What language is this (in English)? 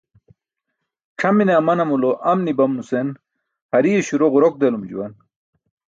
Burushaski